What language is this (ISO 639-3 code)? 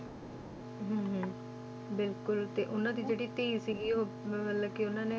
pan